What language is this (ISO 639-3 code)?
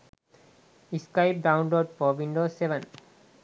sin